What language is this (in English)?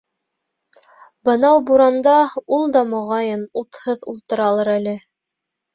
Bashkir